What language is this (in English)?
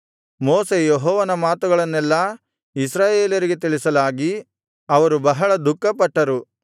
Kannada